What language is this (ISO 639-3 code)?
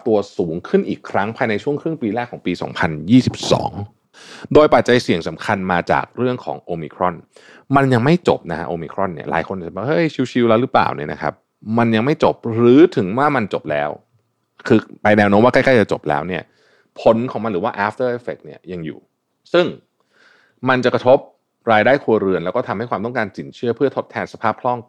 tha